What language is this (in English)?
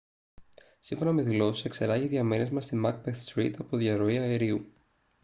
Greek